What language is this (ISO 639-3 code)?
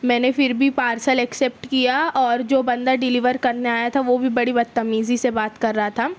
urd